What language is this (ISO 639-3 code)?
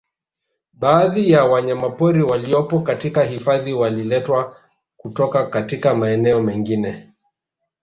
swa